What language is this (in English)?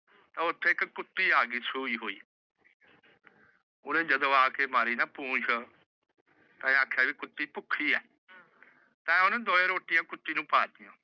Punjabi